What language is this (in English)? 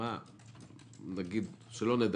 Hebrew